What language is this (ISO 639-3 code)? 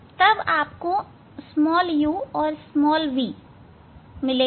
hin